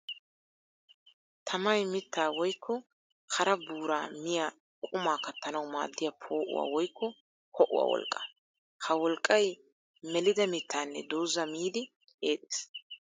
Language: Wolaytta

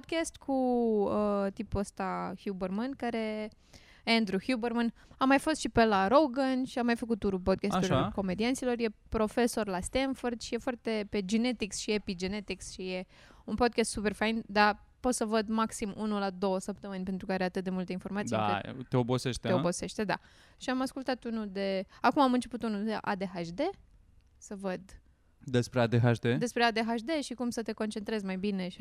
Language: Romanian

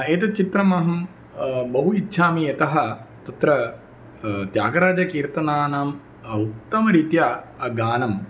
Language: Sanskrit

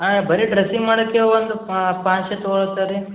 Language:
Kannada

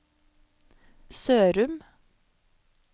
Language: Norwegian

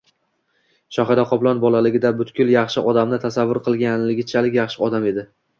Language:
Uzbek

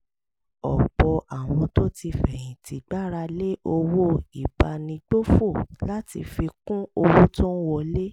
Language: Yoruba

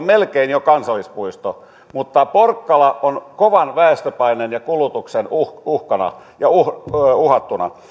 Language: Finnish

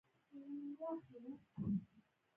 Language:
Pashto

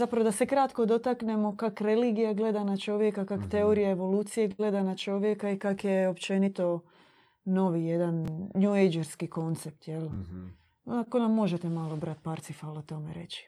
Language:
Croatian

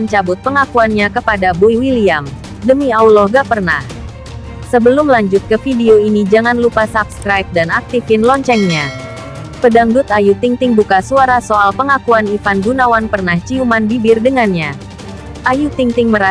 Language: Indonesian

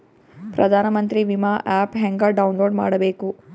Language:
Kannada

